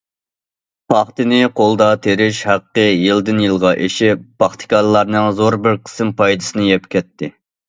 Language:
Uyghur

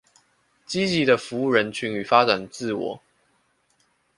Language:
Chinese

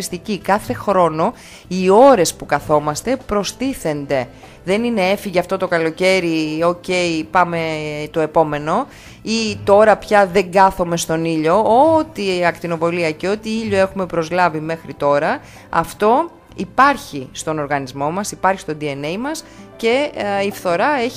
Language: Greek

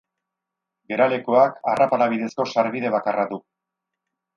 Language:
Basque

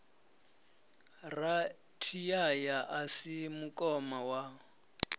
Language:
Venda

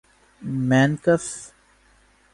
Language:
Urdu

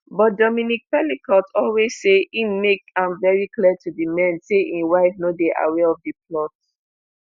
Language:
Nigerian Pidgin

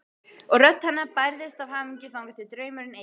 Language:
Icelandic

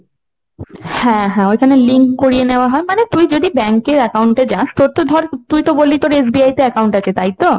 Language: Bangla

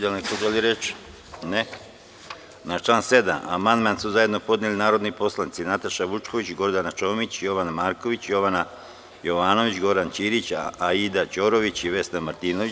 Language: Serbian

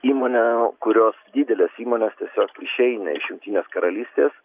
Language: Lithuanian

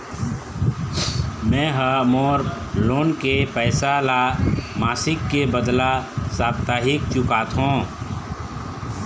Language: Chhattisgarhi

